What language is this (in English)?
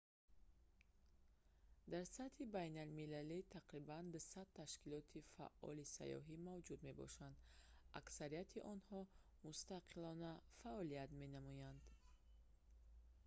Tajik